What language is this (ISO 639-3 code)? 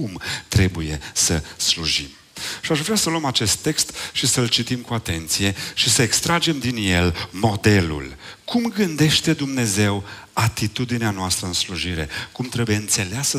ron